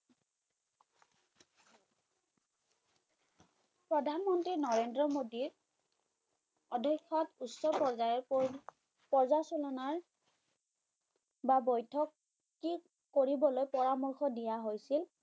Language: Bangla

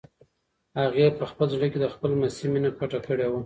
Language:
Pashto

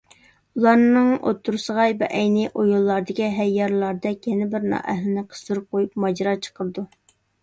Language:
Uyghur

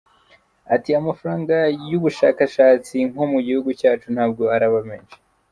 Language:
Kinyarwanda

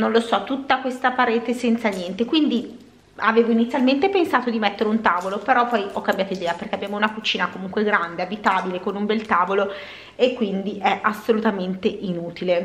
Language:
Italian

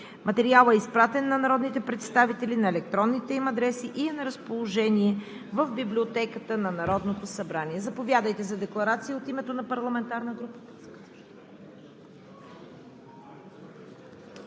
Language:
Bulgarian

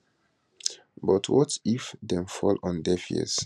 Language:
Nigerian Pidgin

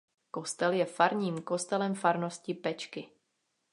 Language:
Czech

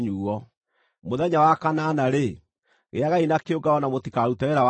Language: Kikuyu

